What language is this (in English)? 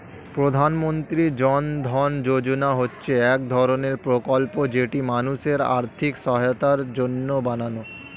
Bangla